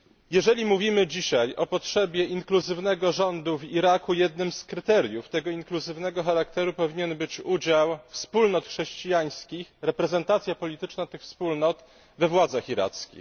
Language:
Polish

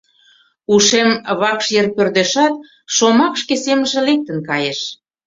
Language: Mari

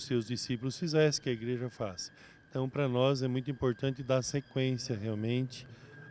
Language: Portuguese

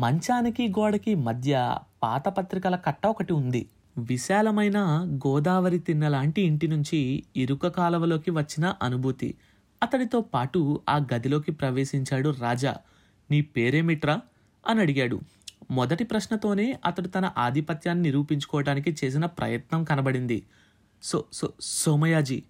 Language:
Telugu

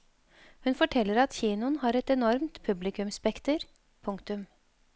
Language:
Norwegian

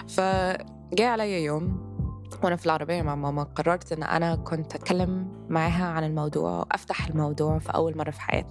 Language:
Arabic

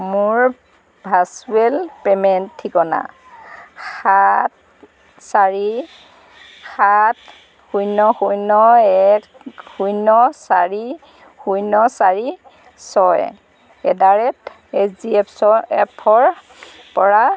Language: Assamese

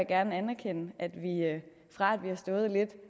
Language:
Danish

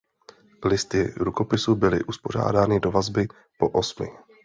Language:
Czech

